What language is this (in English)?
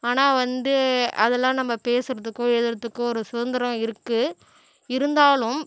Tamil